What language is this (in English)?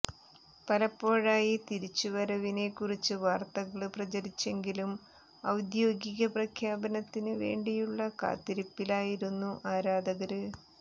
Malayalam